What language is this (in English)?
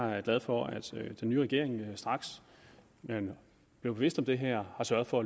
Danish